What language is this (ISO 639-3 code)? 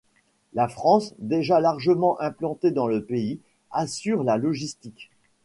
fra